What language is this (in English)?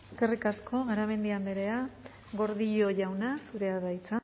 Basque